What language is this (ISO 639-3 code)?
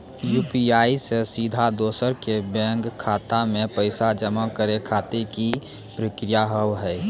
mai